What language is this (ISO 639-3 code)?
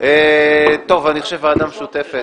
heb